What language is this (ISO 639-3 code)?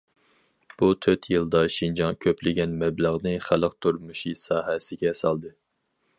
uig